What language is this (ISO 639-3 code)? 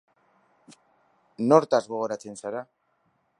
eus